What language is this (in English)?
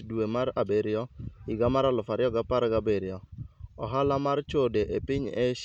Luo (Kenya and Tanzania)